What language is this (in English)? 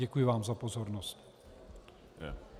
Czech